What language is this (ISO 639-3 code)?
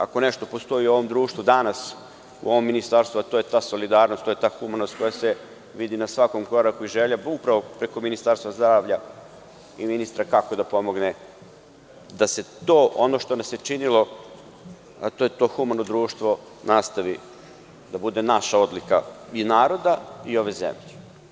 srp